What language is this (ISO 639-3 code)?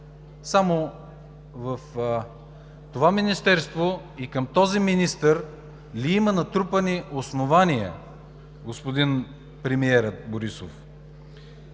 bul